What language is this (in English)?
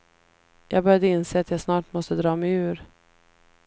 Swedish